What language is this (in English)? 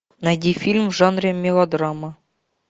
Russian